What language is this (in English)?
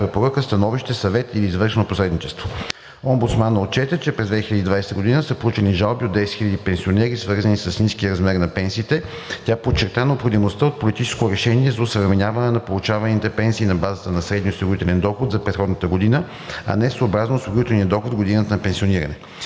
Bulgarian